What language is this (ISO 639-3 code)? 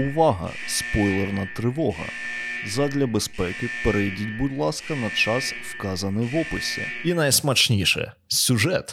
ukr